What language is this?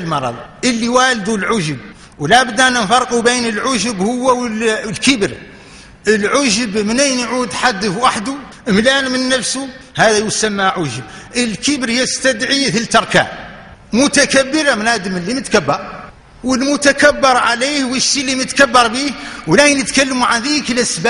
Arabic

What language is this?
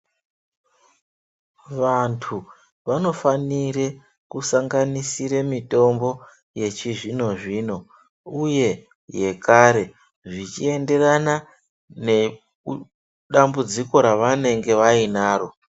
Ndau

